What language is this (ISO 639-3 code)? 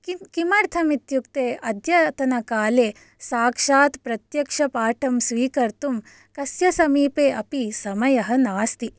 san